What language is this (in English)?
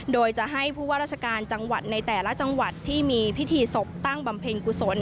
Thai